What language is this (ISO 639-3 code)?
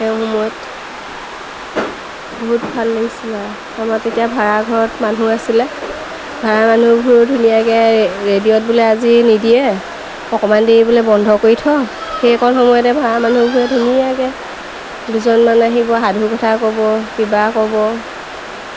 asm